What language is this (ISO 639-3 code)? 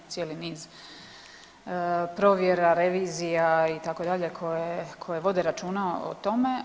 hrv